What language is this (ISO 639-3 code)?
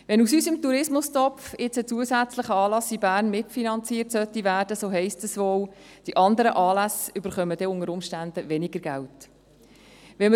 gsw